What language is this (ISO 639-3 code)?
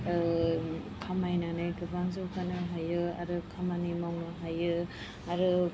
brx